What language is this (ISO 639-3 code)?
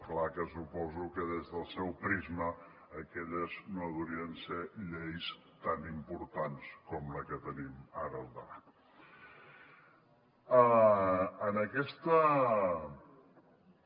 cat